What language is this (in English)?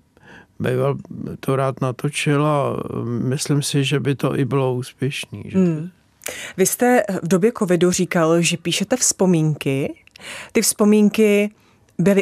Czech